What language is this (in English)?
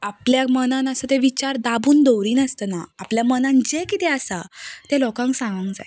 Konkani